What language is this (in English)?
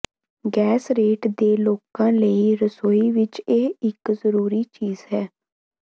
Punjabi